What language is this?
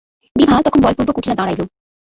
Bangla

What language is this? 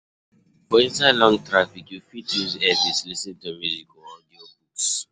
Nigerian Pidgin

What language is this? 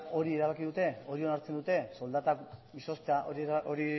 Basque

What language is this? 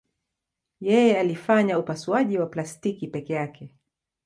Swahili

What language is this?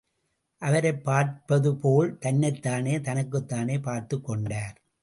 Tamil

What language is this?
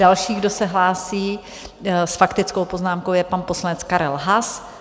Czech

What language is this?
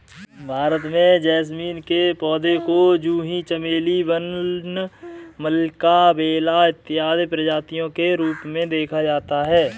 Hindi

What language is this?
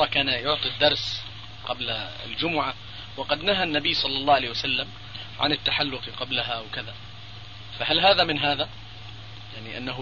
Arabic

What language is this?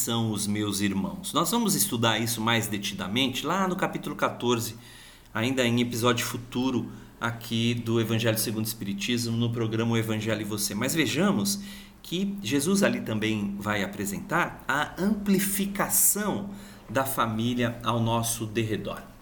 Portuguese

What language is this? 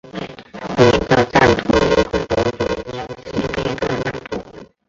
Chinese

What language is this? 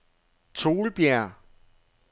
Danish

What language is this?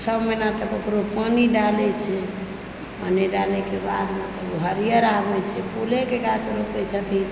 Maithili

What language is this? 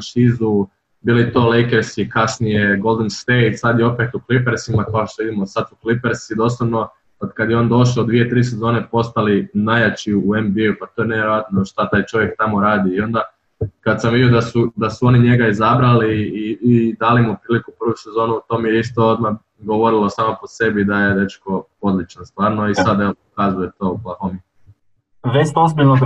Croatian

